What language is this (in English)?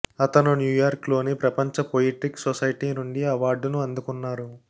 Telugu